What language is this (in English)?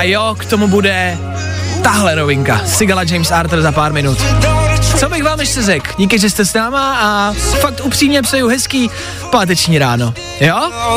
Czech